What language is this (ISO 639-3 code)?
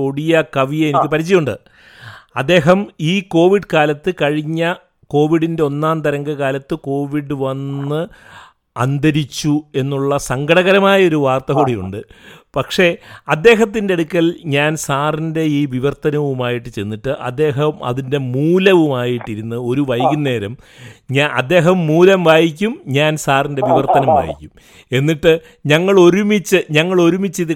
mal